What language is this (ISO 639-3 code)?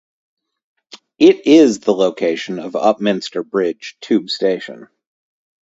eng